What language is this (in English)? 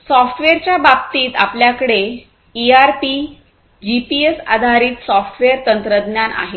Marathi